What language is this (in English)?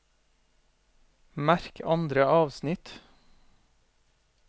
Norwegian